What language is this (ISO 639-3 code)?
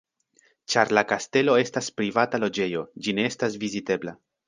epo